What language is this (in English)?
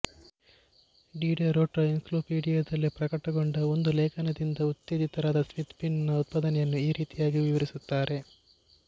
Kannada